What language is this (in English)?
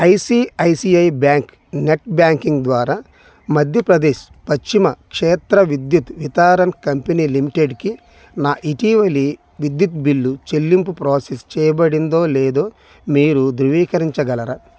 Telugu